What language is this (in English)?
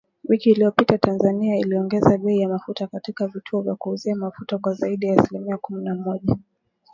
Swahili